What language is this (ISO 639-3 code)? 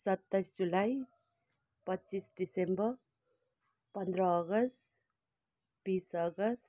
nep